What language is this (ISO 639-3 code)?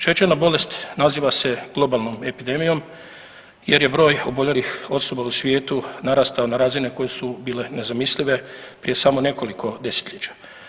hrv